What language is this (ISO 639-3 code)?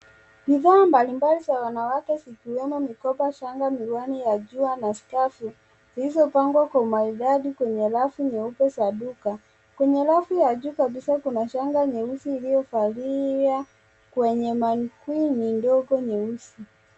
swa